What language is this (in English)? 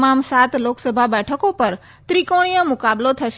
Gujarati